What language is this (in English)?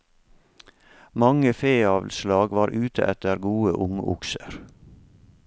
Norwegian